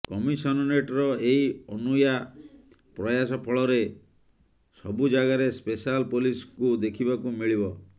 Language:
Odia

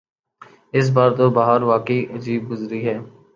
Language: Urdu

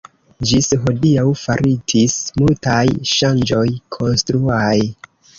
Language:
Esperanto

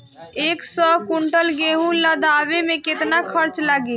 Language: Bhojpuri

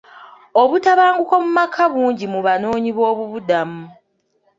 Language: Ganda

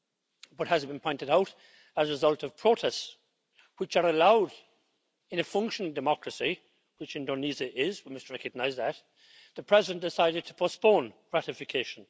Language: English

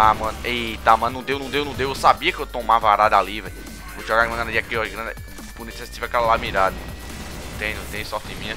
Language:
Portuguese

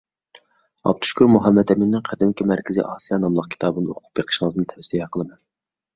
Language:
Uyghur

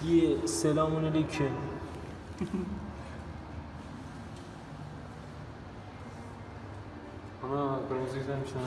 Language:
Turkish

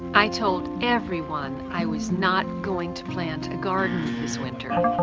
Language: English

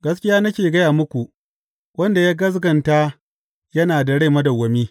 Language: Hausa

